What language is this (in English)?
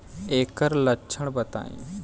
Bhojpuri